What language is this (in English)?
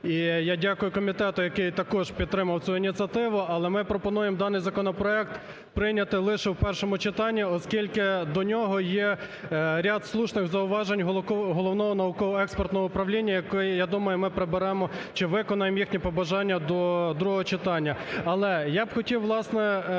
Ukrainian